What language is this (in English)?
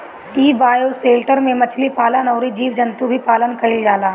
Bhojpuri